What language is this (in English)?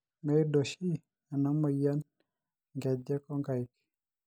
Masai